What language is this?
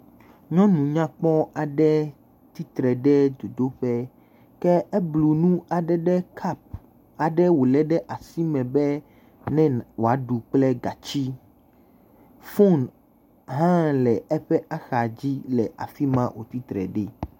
Ewe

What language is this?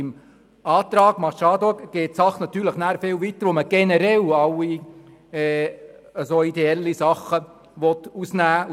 Swiss German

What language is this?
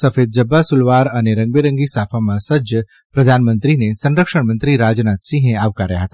Gujarati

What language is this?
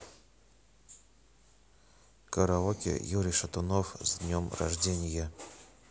Russian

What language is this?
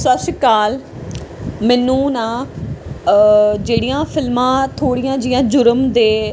Punjabi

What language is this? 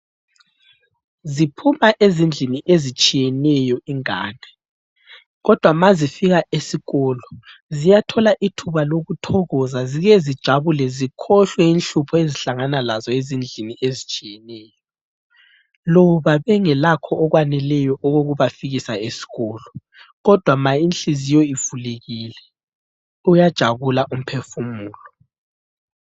North Ndebele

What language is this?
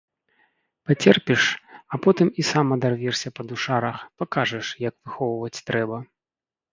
Belarusian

